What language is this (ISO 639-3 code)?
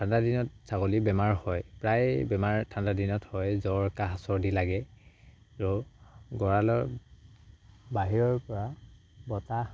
asm